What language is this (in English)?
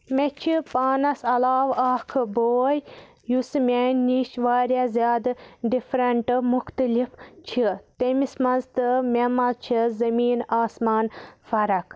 Kashmiri